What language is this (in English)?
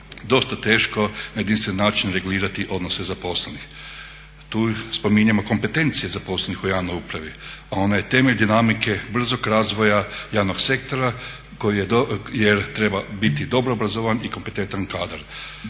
Croatian